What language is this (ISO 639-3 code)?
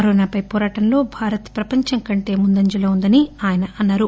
tel